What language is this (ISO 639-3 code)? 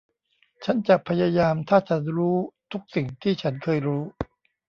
tha